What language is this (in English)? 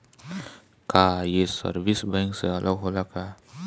Bhojpuri